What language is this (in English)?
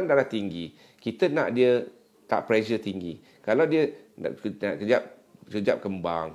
Malay